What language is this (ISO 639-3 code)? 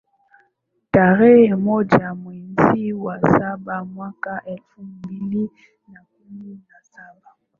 swa